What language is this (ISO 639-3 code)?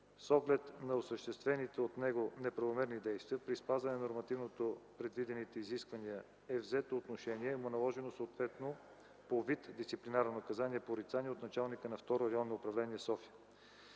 bul